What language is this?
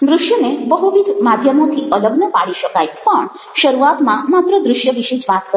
Gujarati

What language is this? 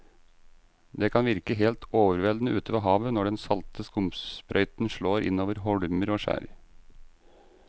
Norwegian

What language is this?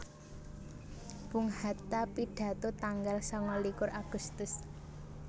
Javanese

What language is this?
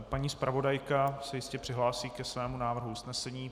Czech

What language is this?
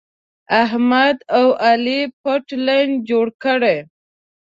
Pashto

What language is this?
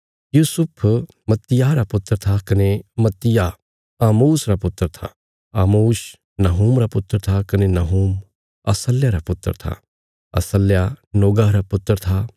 Bilaspuri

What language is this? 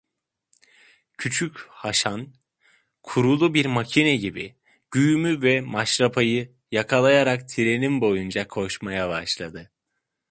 Turkish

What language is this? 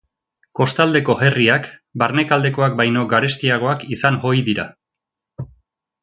Basque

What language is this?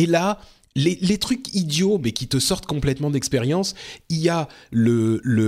French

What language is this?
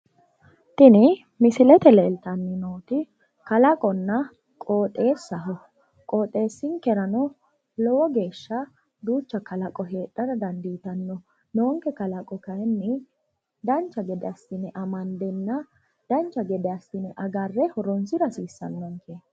Sidamo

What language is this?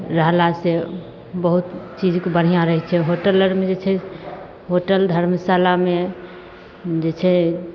Maithili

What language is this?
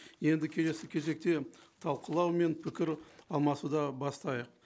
Kazakh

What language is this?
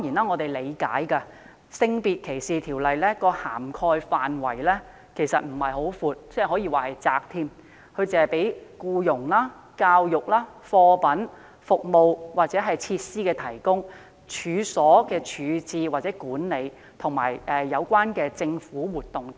Cantonese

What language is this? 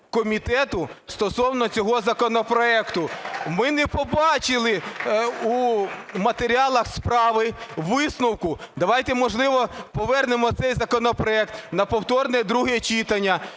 Ukrainian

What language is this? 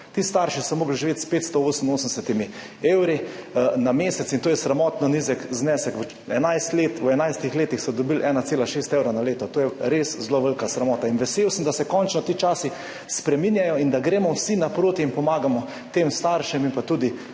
Slovenian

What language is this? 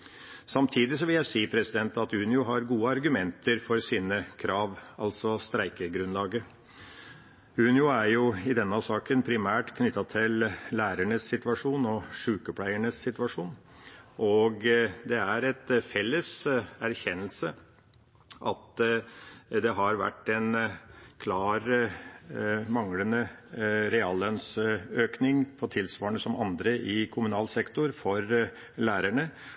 Norwegian Bokmål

